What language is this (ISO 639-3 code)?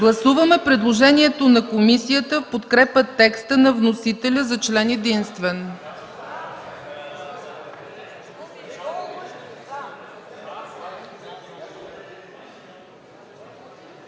bul